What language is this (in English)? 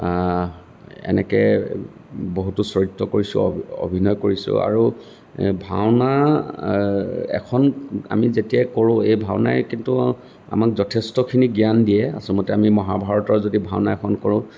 Assamese